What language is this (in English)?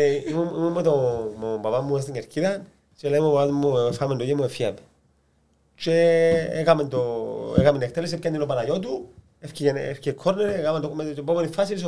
Greek